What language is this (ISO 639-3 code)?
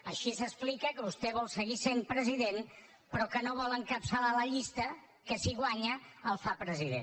cat